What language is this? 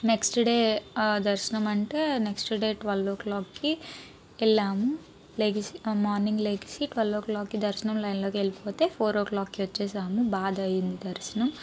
Telugu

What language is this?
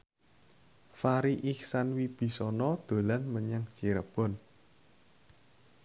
Javanese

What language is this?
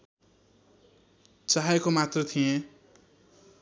Nepali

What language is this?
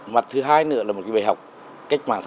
Vietnamese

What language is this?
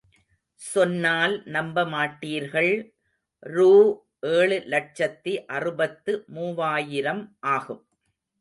Tamil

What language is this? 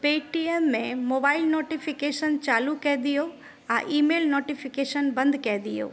Maithili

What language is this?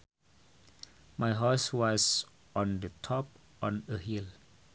Sundanese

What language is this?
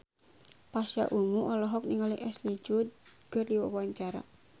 Sundanese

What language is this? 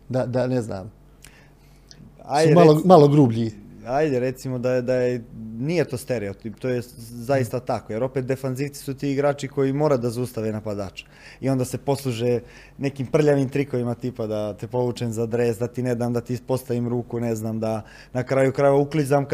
Croatian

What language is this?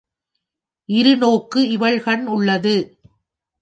Tamil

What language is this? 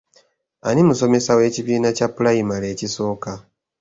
Ganda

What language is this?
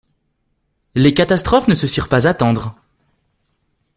French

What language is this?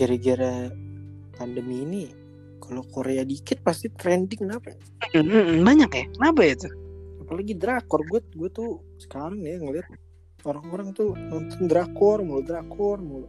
Indonesian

